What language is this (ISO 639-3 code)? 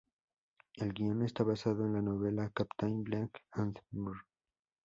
spa